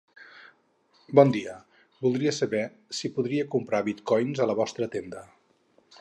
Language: Catalan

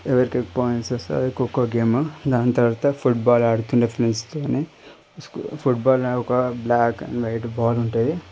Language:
Telugu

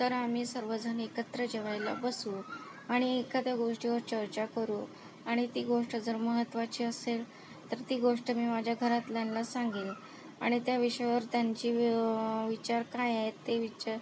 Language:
Marathi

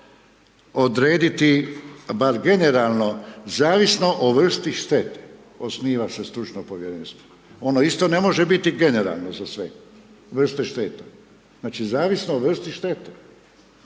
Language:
Croatian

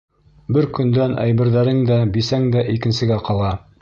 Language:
Bashkir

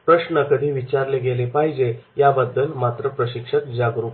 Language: Marathi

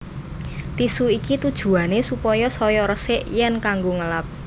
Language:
Javanese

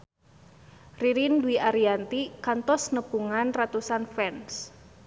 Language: Sundanese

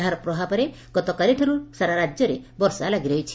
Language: Odia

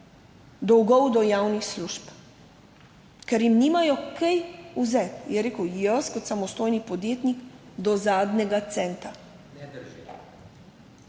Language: Slovenian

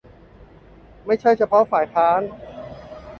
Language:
Thai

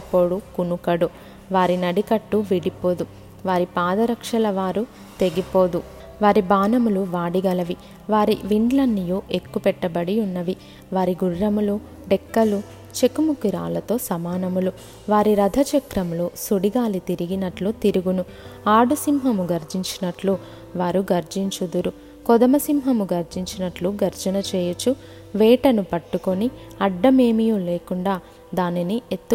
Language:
Telugu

